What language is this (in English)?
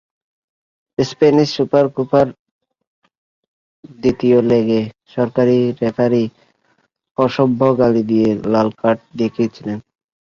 Bangla